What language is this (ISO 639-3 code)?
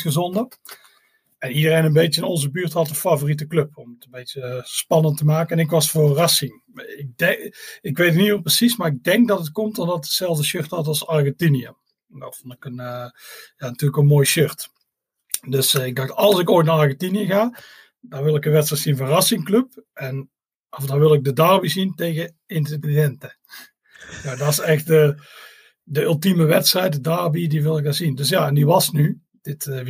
nld